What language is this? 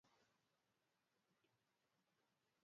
Luo (Kenya and Tanzania)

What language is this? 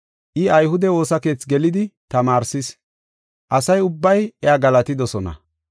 Gofa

